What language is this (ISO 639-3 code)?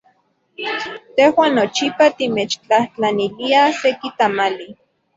ncx